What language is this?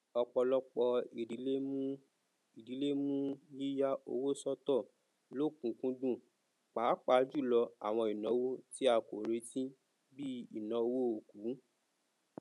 Yoruba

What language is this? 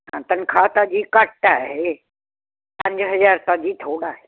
Punjabi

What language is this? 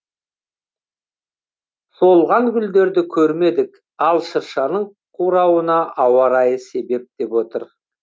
Kazakh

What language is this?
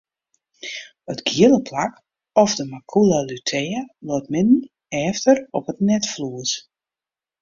Western Frisian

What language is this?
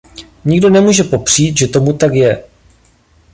Czech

